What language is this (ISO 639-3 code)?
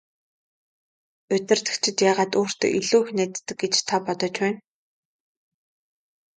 mon